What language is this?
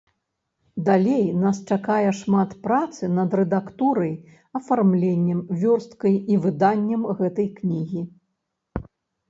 Belarusian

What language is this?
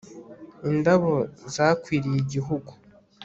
Kinyarwanda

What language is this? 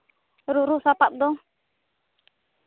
Santali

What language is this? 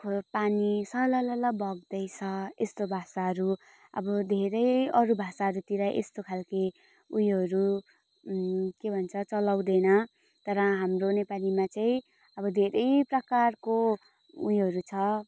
Nepali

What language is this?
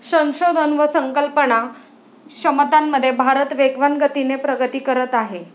Marathi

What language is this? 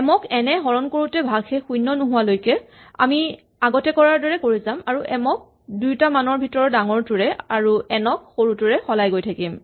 Assamese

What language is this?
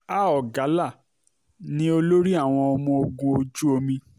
Yoruba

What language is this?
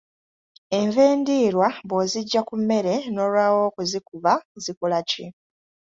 Ganda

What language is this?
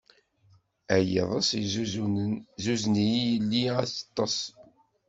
Kabyle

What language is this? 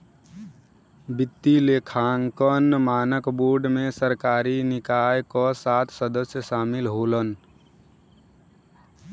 Bhojpuri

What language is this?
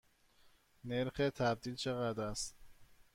Persian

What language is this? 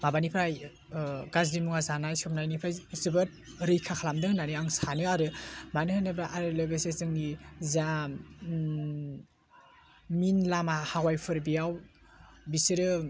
Bodo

